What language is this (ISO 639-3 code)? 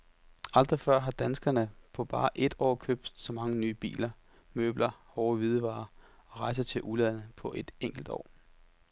dan